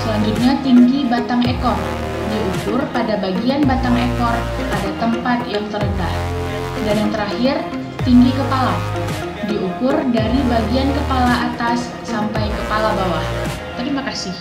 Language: Indonesian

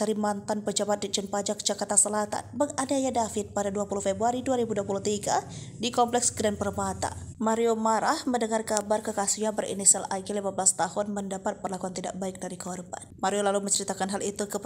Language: Indonesian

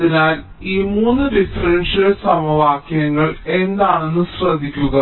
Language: Malayalam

